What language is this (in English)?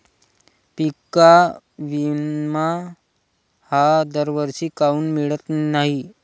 Marathi